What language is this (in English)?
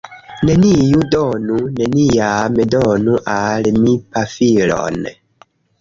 Esperanto